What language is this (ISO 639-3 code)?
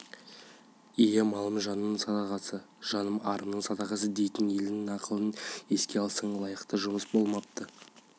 kaz